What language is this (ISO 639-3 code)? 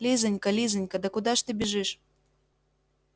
rus